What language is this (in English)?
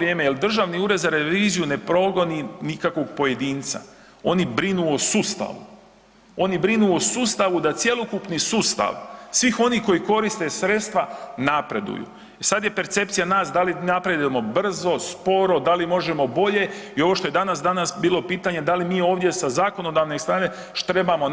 Croatian